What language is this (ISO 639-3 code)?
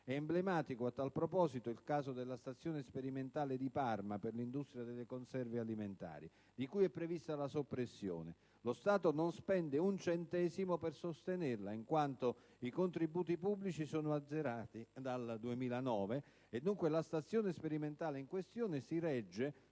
ita